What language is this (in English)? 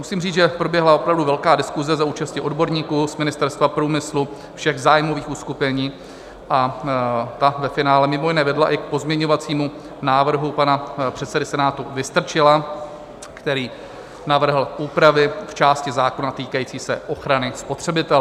Czech